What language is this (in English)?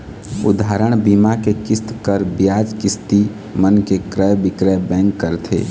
Chhattisgarhi